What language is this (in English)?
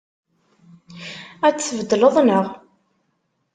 Kabyle